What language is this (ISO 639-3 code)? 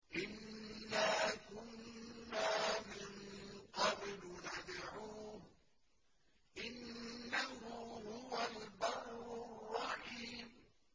ara